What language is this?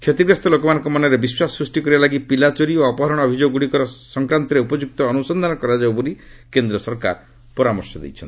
Odia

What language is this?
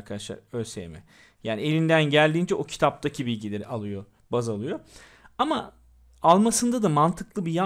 Turkish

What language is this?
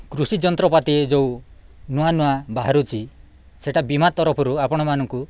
Odia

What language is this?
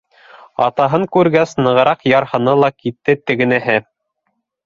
Bashkir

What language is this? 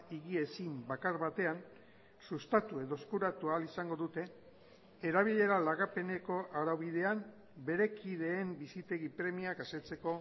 Basque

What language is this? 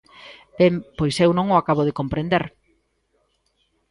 Galician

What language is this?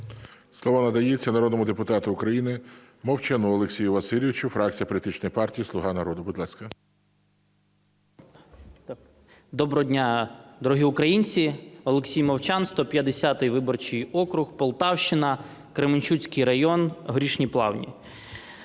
Ukrainian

